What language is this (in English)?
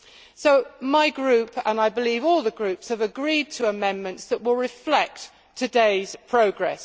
English